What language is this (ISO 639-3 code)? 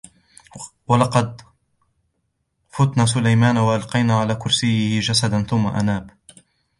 ara